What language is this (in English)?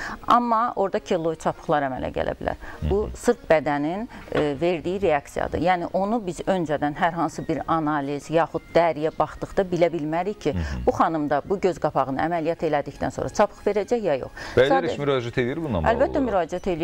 Turkish